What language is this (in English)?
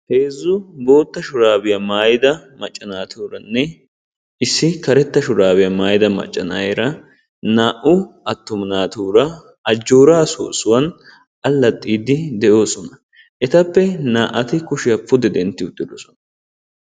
Wolaytta